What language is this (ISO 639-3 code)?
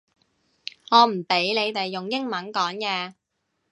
yue